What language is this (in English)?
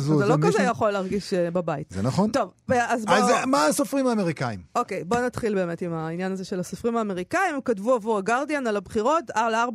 Hebrew